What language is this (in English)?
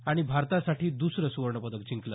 Marathi